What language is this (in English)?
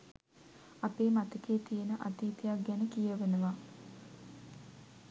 Sinhala